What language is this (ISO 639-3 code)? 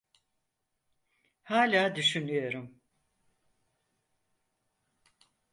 tur